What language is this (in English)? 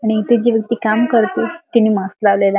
Marathi